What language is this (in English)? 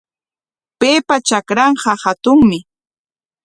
Corongo Ancash Quechua